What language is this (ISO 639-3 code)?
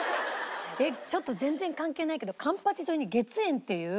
jpn